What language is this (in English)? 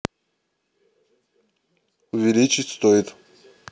Russian